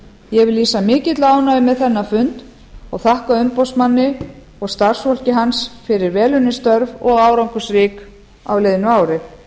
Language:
Icelandic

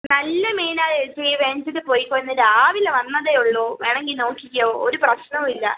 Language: Malayalam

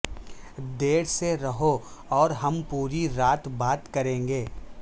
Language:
Urdu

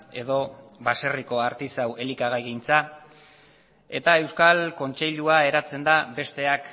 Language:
Basque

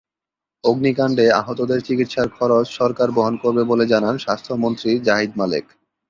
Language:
Bangla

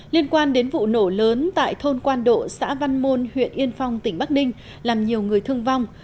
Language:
Vietnamese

